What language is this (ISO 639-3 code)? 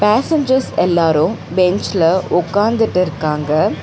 tam